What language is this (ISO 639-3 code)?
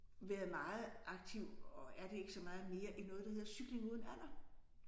dan